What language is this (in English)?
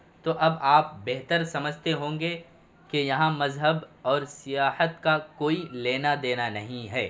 Urdu